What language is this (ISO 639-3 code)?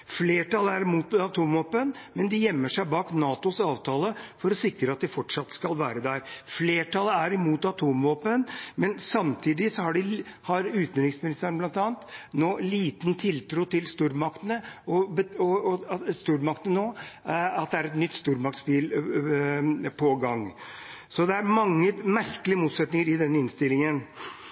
nob